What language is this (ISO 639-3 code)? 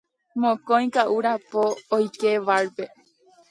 grn